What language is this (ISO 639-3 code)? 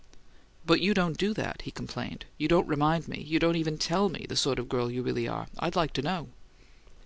eng